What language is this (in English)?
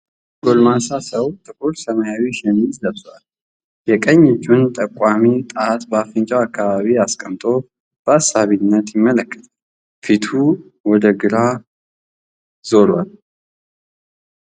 Amharic